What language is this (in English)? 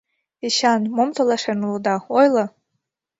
Mari